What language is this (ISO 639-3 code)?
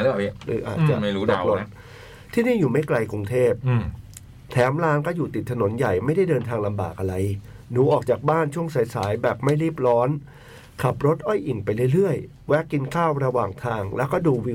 tha